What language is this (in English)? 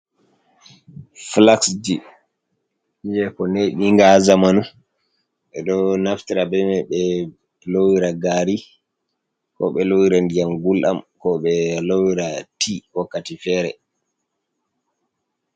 Fula